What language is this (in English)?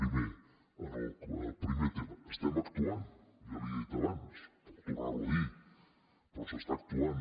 Catalan